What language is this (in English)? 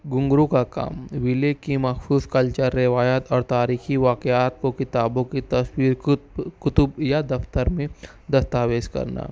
Urdu